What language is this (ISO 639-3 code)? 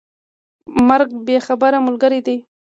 pus